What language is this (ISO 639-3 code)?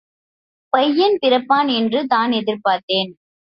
tam